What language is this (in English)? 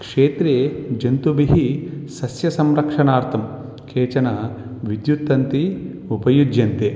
Sanskrit